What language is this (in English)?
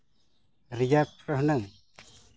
Santali